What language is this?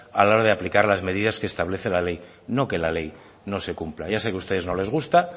Spanish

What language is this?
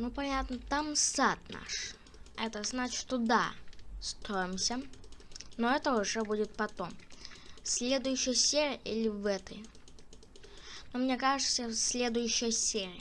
Russian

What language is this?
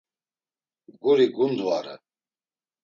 Laz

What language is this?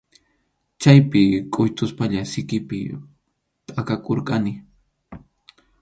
Arequipa-La Unión Quechua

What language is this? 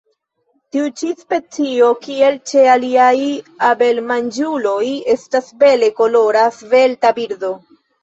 Esperanto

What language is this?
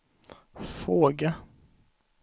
Swedish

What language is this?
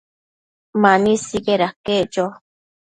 Matsés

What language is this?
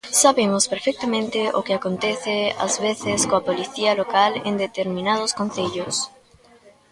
Galician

